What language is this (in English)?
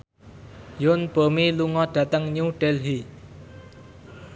Javanese